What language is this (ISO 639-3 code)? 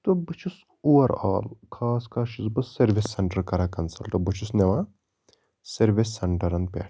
kas